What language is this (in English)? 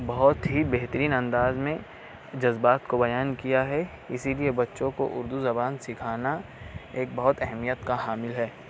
Urdu